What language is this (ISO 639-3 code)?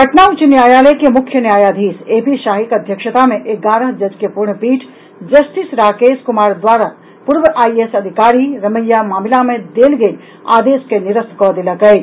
mai